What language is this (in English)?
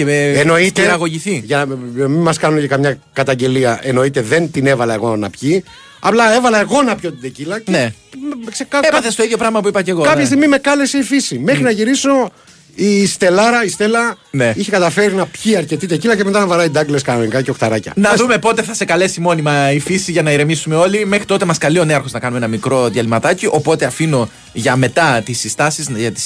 Greek